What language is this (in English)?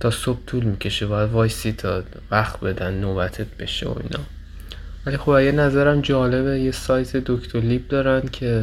Persian